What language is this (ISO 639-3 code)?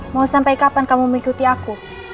ind